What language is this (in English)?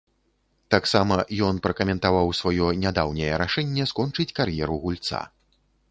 Belarusian